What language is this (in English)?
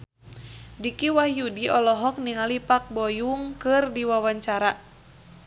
Sundanese